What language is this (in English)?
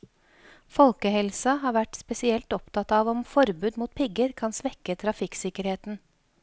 Norwegian